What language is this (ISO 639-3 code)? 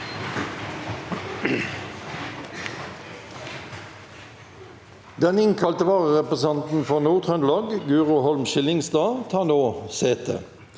nor